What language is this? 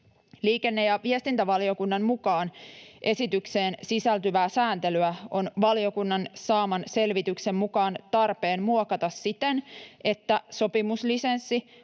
Finnish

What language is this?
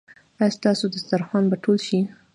Pashto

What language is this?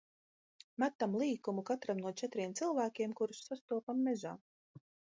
Latvian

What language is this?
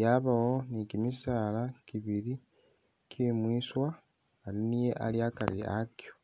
Masaaba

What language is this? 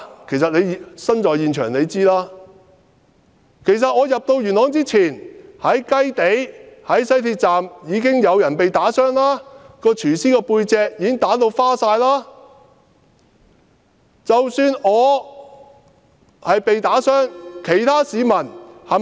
Cantonese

